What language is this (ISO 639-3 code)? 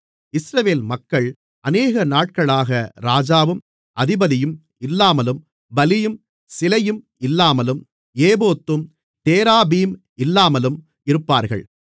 tam